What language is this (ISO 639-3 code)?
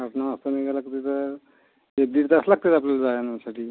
mar